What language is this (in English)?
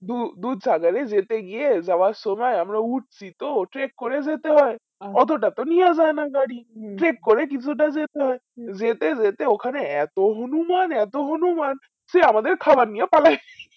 Bangla